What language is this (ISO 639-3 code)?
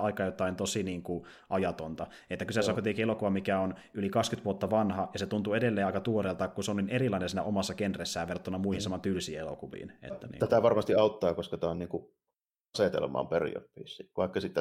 fin